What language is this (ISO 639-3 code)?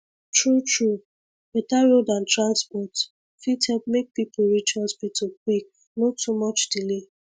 pcm